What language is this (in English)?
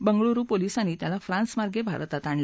Marathi